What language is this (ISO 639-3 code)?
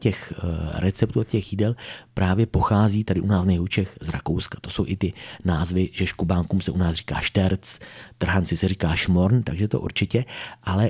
ces